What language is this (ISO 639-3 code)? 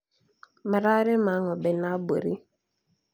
kik